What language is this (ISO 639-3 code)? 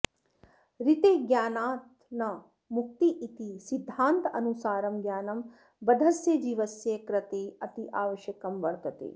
san